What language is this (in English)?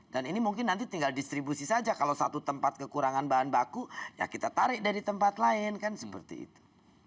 Indonesian